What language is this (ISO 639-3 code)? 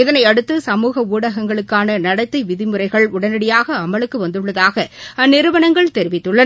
tam